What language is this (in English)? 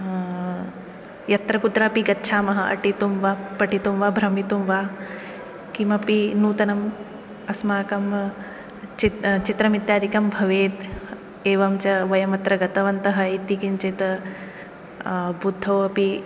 Sanskrit